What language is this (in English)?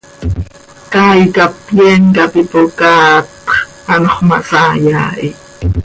Seri